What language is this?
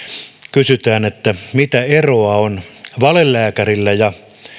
Finnish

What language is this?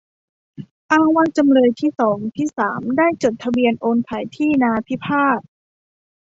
Thai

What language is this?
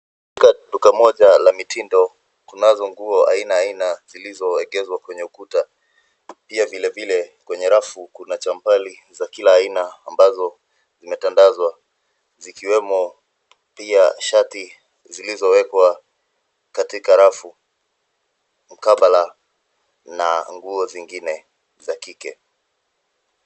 Swahili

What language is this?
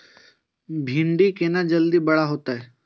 Maithili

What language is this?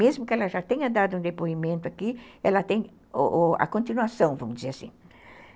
Portuguese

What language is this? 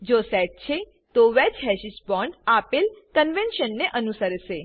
Gujarati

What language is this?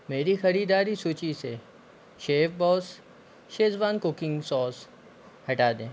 Hindi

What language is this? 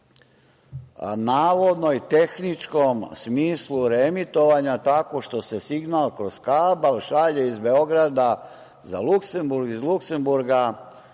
Serbian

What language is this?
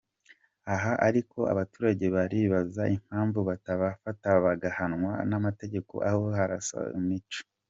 Kinyarwanda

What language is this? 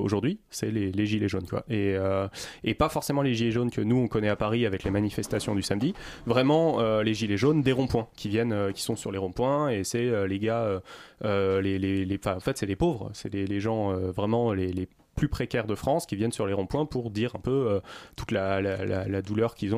French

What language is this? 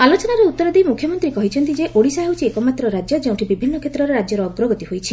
Odia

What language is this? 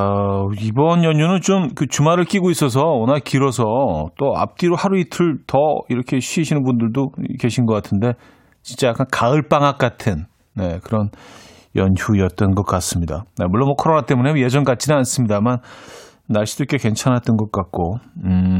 Korean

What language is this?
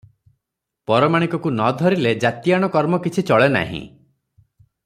Odia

